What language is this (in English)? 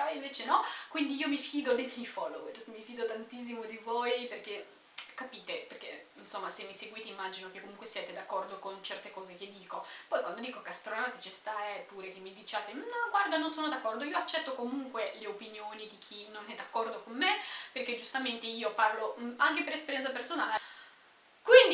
Italian